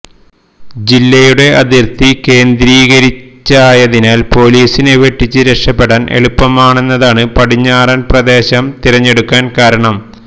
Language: Malayalam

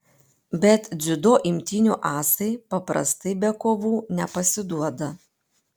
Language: Lithuanian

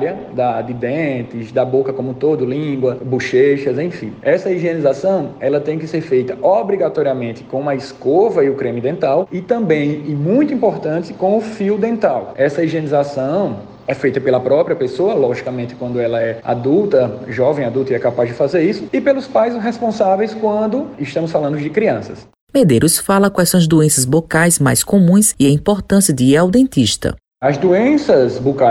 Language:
Portuguese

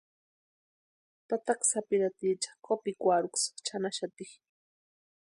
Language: Western Highland Purepecha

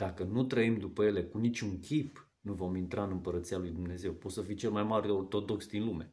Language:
Romanian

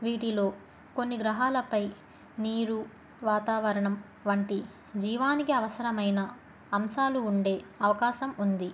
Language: Telugu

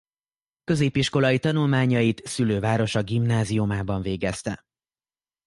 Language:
Hungarian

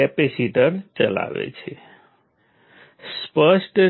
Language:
Gujarati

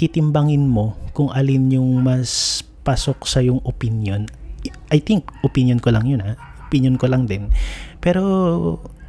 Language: Filipino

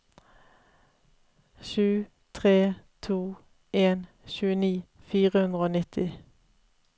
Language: Norwegian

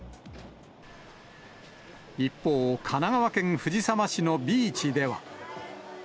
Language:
Japanese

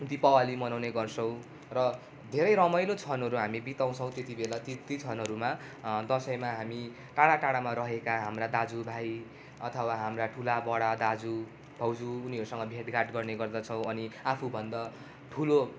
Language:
Nepali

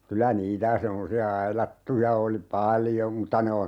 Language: Finnish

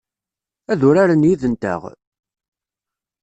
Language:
Kabyle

